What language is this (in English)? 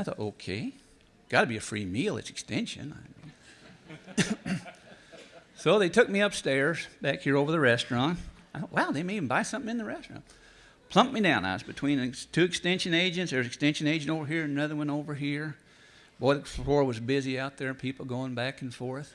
English